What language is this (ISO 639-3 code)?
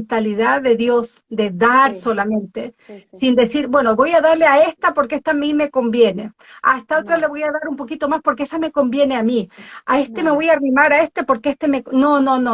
spa